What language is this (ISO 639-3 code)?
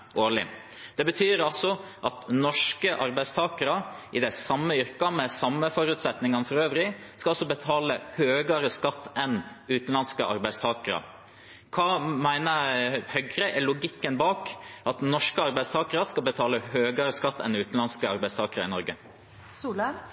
nob